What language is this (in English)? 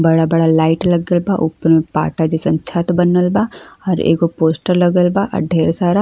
Bhojpuri